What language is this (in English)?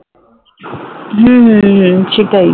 Bangla